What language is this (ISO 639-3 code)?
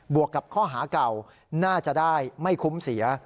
tha